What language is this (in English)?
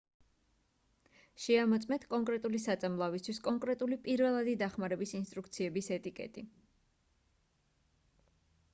Georgian